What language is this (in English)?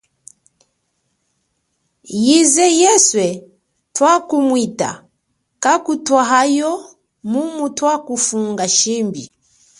Chokwe